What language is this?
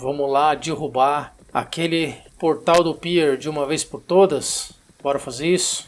Portuguese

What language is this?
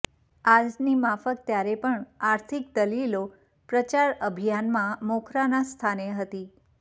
Gujarati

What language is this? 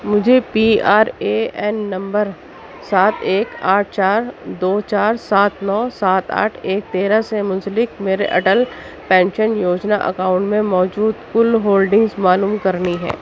Urdu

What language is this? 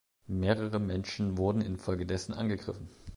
German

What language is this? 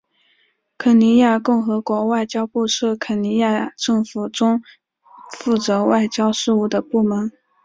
Chinese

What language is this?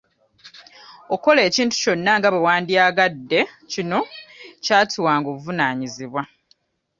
Ganda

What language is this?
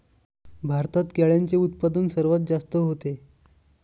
Marathi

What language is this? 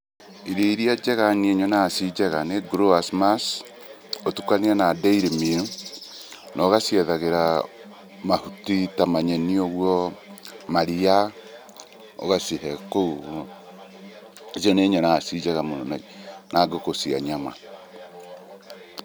Kikuyu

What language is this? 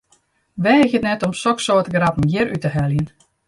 Western Frisian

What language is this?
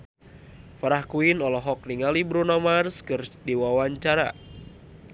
Sundanese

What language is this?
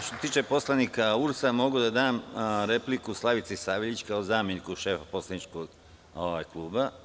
Serbian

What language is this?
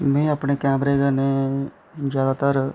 Dogri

